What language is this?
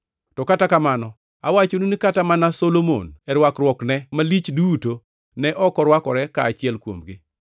Luo (Kenya and Tanzania)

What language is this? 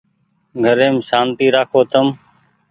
Goaria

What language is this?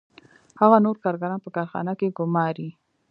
Pashto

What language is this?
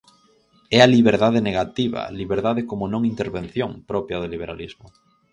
Galician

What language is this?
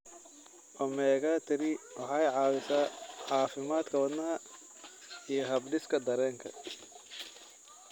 Somali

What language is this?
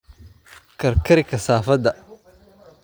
Somali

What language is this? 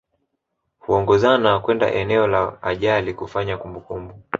Swahili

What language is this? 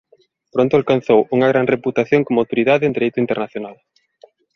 Galician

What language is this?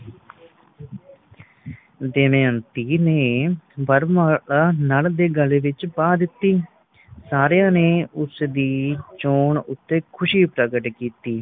Punjabi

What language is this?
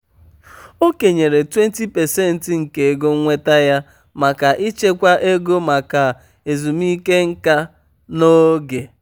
Igbo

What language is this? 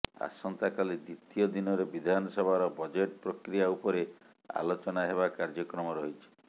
Odia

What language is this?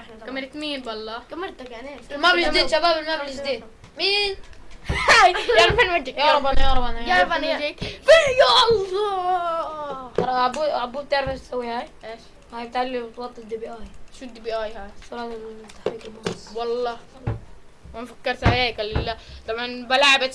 Arabic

